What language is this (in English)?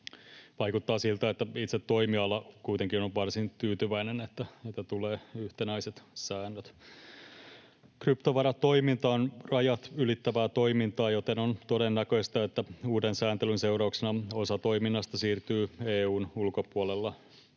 Finnish